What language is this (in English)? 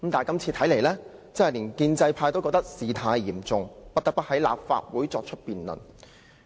Cantonese